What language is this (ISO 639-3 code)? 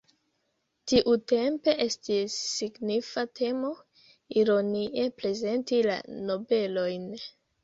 epo